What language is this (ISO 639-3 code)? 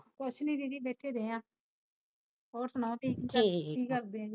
pan